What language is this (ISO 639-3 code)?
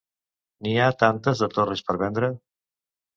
cat